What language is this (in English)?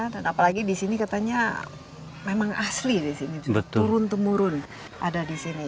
Indonesian